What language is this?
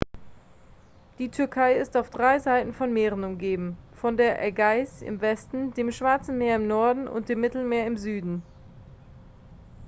German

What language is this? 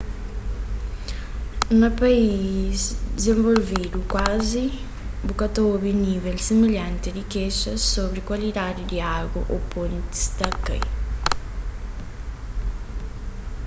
Kabuverdianu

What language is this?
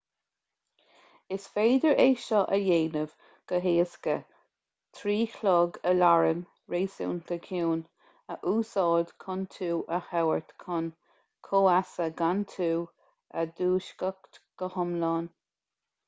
Irish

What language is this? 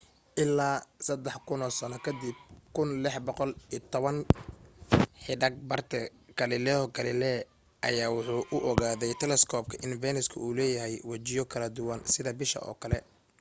Somali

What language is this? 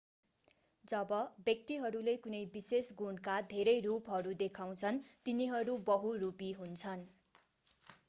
Nepali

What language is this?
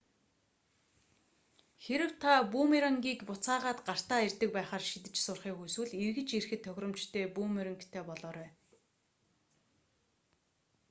Mongolian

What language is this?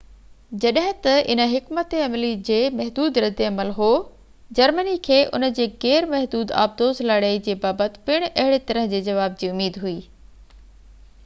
Sindhi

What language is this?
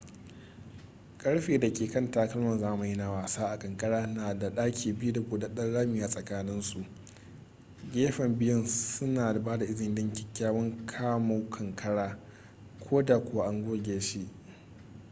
Hausa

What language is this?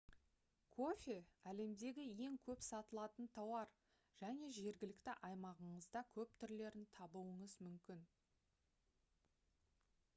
Kazakh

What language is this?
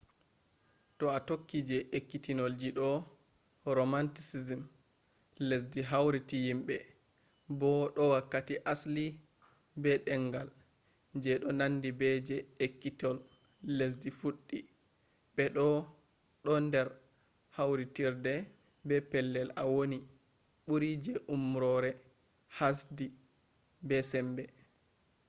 Fula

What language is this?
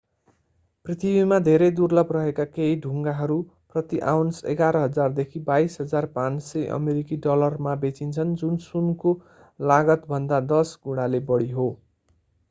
Nepali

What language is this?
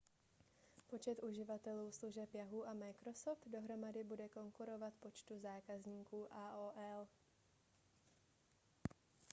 Czech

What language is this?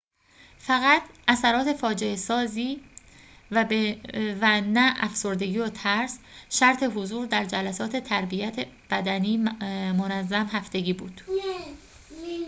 Persian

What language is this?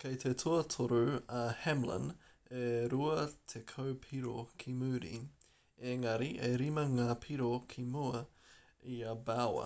Māori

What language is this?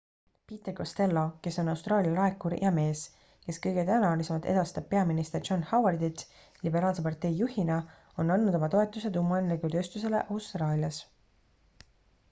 Estonian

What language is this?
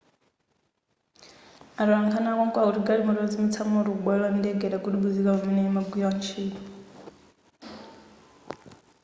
Nyanja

